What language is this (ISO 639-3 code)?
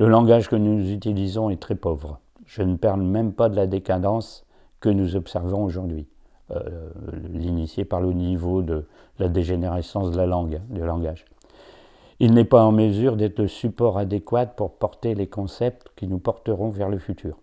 fra